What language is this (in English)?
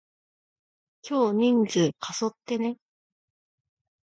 Japanese